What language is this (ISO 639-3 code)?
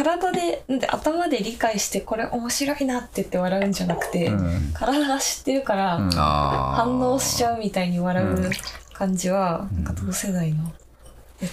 jpn